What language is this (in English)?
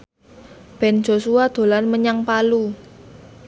Javanese